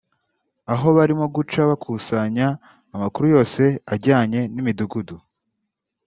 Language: Kinyarwanda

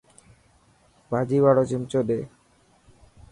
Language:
Dhatki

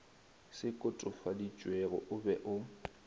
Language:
Northern Sotho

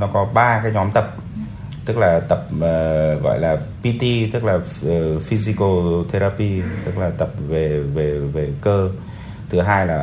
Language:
Vietnamese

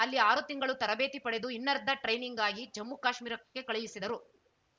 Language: Kannada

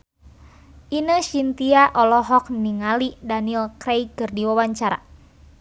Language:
Sundanese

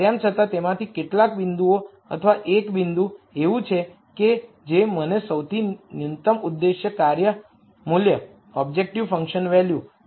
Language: Gujarati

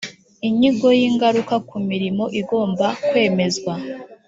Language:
Kinyarwanda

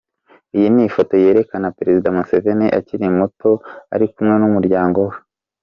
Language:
Kinyarwanda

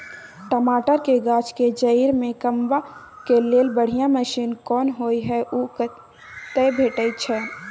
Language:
Maithili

